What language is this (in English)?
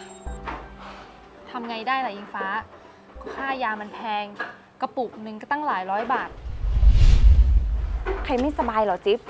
Thai